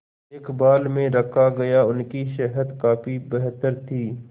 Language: Hindi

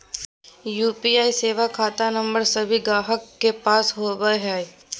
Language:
Magahi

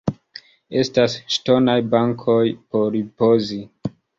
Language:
Esperanto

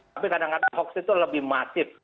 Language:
Indonesian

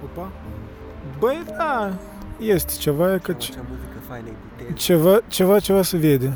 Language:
Romanian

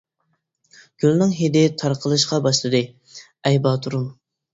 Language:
Uyghur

